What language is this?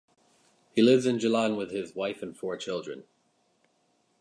English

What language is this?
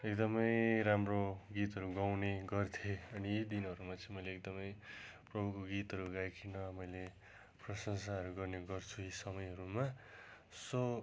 Nepali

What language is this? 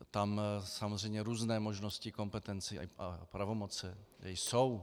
Czech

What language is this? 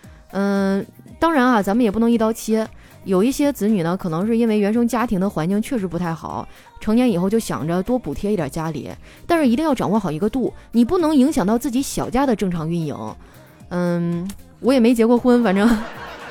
Chinese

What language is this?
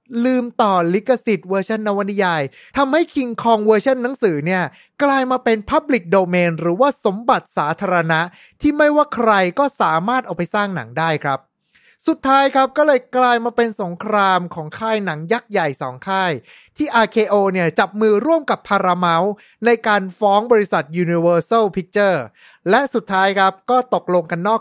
Thai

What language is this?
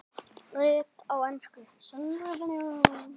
Icelandic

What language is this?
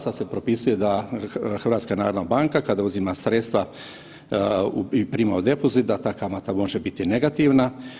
Croatian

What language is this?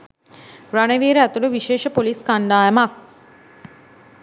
Sinhala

